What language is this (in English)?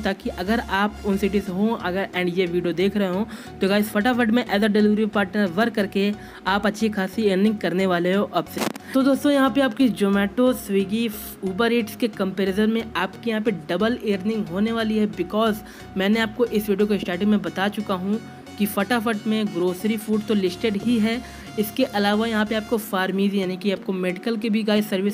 Hindi